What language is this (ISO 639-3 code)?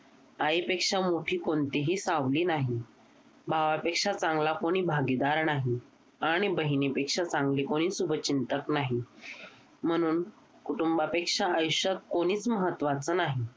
mar